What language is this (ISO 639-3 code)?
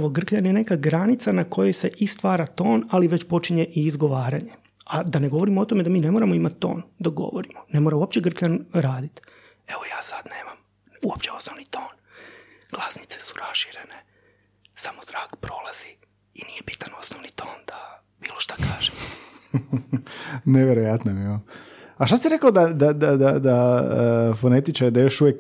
hrv